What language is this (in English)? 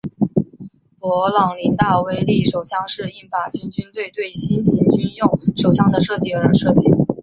Chinese